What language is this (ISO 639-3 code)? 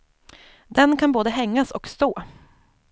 swe